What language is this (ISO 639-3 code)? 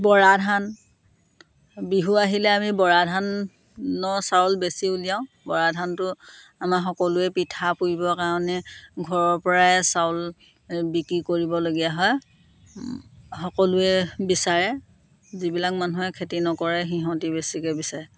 asm